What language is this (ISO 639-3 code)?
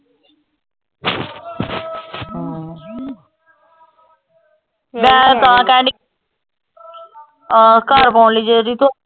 pan